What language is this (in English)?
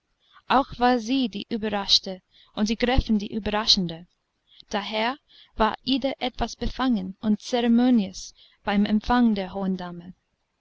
German